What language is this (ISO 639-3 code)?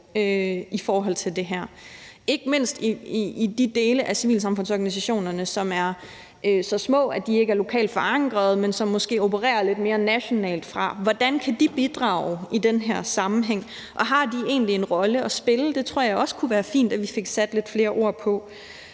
dan